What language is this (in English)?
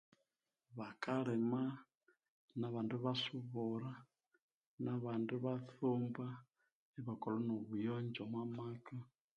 Konzo